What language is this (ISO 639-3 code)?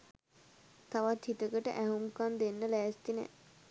sin